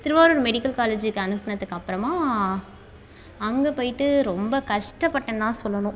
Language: Tamil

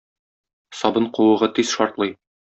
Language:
Tatar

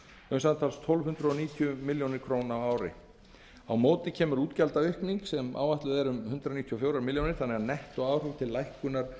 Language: Icelandic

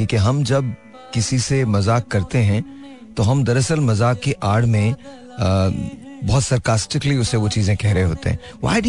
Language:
Hindi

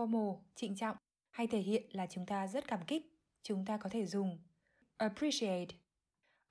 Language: Vietnamese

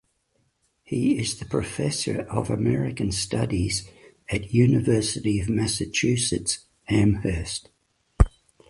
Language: English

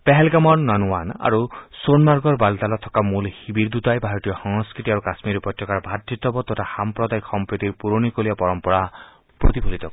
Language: Assamese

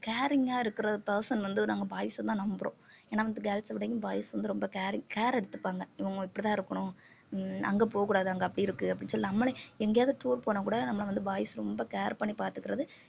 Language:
Tamil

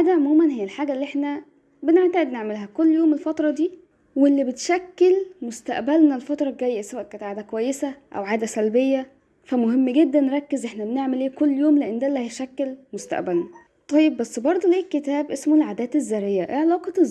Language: Arabic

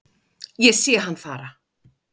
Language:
Icelandic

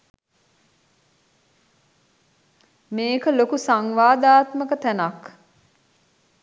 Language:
Sinhala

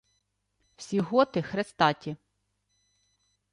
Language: Ukrainian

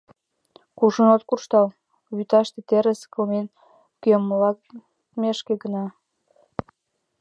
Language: Mari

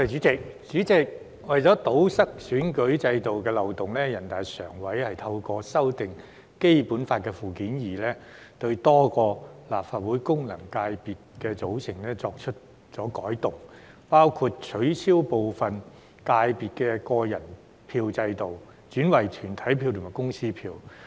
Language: Cantonese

